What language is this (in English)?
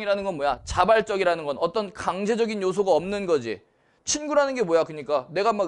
Korean